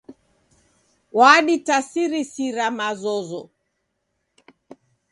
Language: Taita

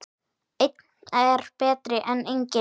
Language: Icelandic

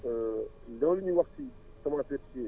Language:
Wolof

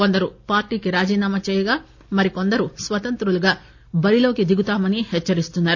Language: Telugu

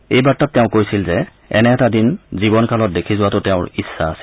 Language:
Assamese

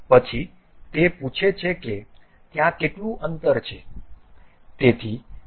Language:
Gujarati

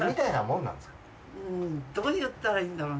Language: Japanese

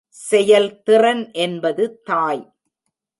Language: Tamil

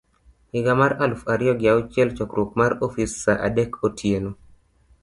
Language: Luo (Kenya and Tanzania)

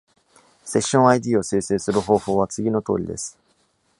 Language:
Japanese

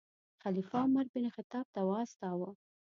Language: Pashto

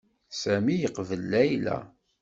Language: Kabyle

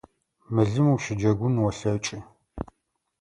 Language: Adyghe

